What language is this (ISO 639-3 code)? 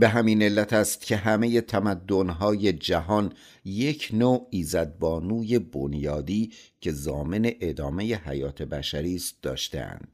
fas